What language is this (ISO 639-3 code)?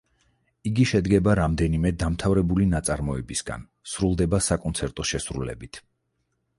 kat